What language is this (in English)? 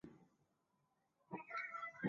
Chinese